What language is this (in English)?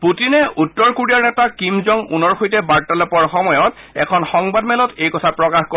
Assamese